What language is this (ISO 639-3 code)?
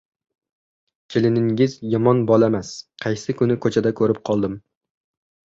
uzb